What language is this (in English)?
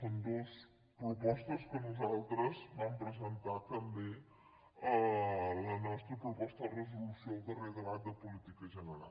Catalan